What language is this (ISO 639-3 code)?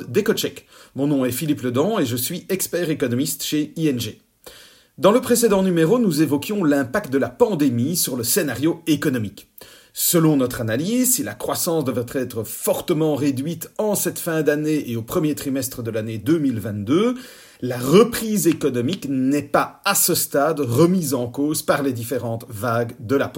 fra